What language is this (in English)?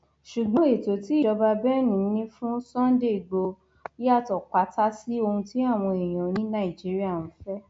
Yoruba